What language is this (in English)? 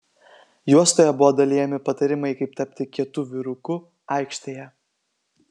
Lithuanian